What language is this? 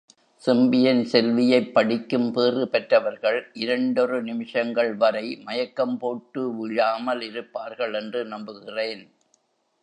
Tamil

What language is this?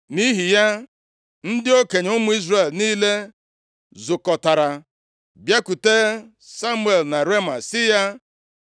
Igbo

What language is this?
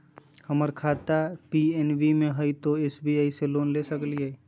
Magahi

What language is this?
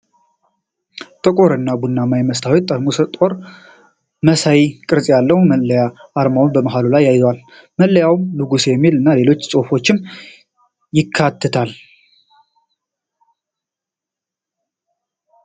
Amharic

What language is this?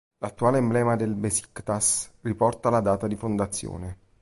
Italian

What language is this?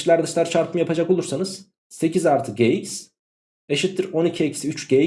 Turkish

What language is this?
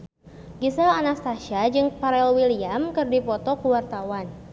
Sundanese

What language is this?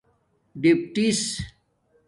Domaaki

